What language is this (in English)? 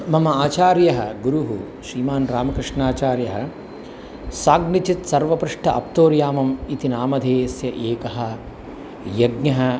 Sanskrit